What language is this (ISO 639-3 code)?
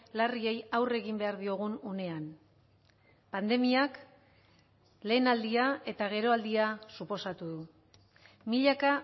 eus